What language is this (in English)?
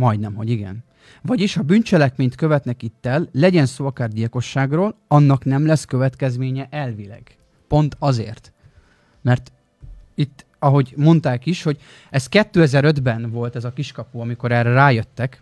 Hungarian